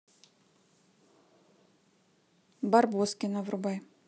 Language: Russian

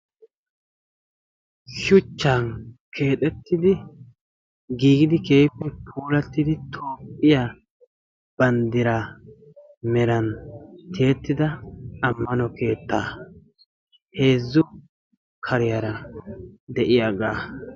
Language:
Wolaytta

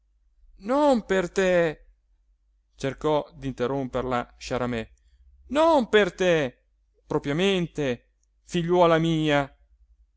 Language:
Italian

